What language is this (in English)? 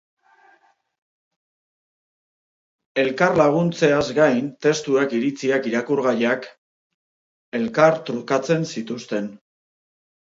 Basque